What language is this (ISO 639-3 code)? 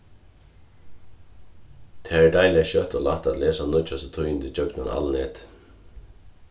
fao